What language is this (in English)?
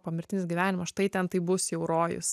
Lithuanian